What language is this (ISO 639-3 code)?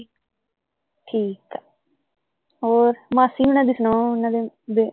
pan